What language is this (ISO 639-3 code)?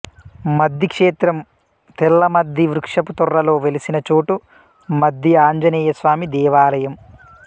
tel